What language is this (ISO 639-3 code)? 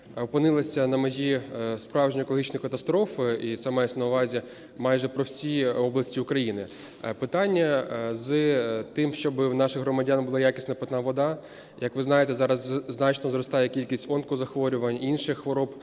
ukr